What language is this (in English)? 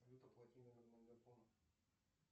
Russian